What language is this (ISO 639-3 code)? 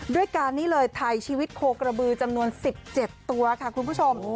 tha